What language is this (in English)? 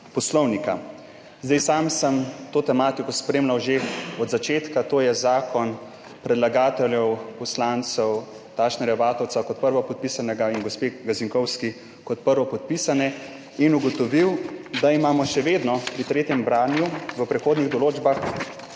Slovenian